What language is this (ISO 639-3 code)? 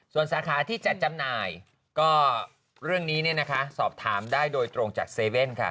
tha